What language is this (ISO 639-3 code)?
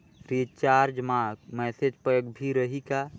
hne